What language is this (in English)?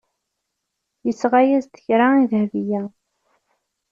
Kabyle